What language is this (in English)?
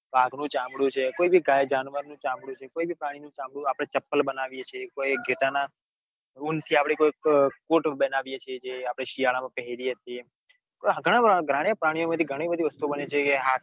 Gujarati